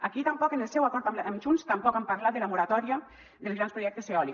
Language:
Catalan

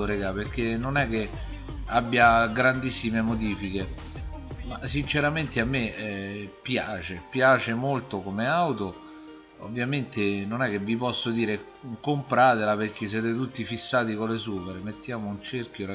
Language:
Italian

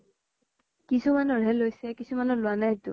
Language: Assamese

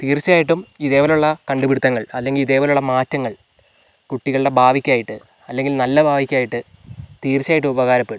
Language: Malayalam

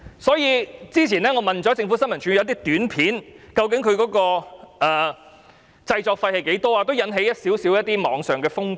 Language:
Cantonese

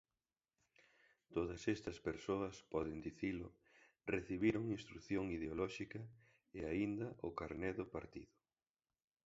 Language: Galician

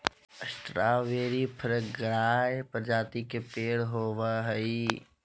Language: Magahi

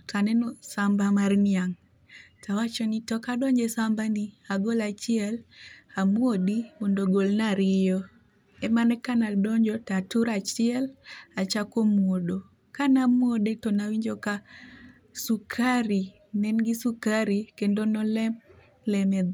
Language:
Luo (Kenya and Tanzania)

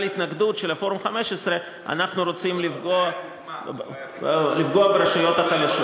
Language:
Hebrew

